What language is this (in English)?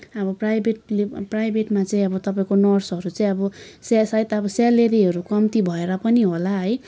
Nepali